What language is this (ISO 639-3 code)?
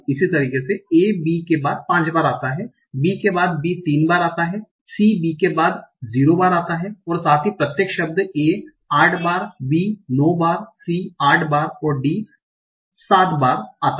hin